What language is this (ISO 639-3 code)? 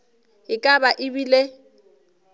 nso